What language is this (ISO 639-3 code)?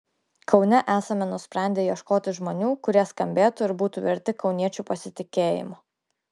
lit